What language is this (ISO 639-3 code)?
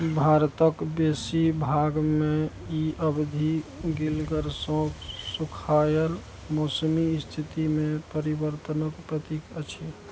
mai